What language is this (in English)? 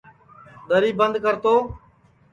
Sansi